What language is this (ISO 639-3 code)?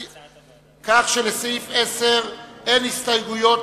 heb